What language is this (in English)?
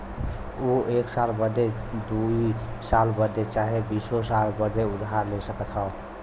Bhojpuri